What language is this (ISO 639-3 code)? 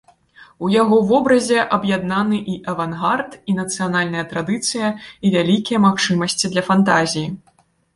bel